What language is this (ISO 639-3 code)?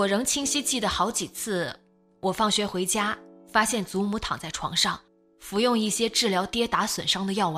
zho